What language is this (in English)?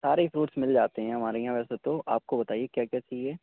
Urdu